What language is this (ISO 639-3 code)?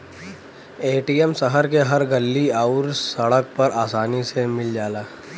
bho